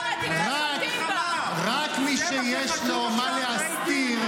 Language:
Hebrew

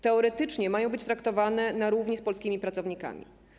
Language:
Polish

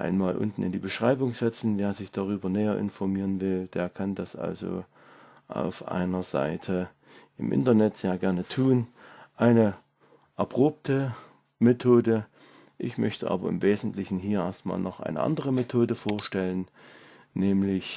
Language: German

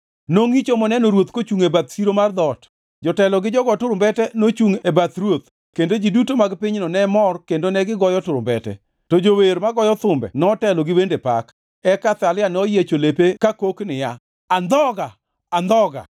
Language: Luo (Kenya and Tanzania)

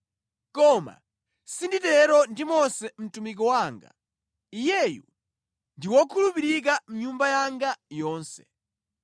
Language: Nyanja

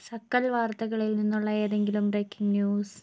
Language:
Malayalam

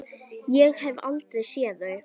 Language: Icelandic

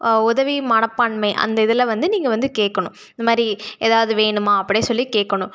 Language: Tamil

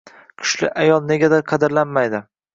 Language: Uzbek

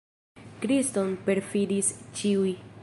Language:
Esperanto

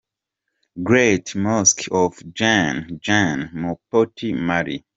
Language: Kinyarwanda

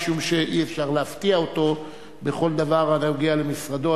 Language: Hebrew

